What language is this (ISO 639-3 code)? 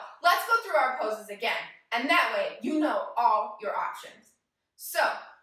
eng